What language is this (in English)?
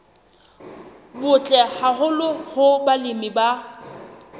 Southern Sotho